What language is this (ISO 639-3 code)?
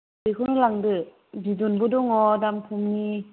brx